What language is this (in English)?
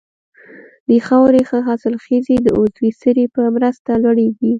Pashto